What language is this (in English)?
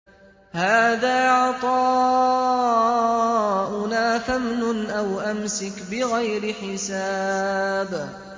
Arabic